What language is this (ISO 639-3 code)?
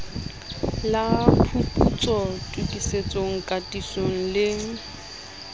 sot